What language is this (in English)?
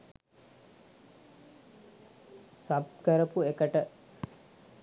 Sinhala